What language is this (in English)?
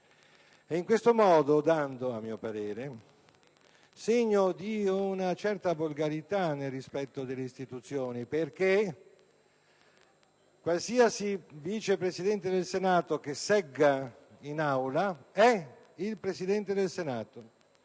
Italian